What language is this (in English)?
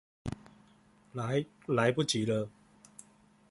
Chinese